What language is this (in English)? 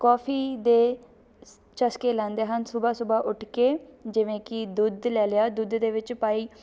Punjabi